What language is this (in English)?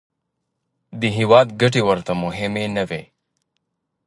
Pashto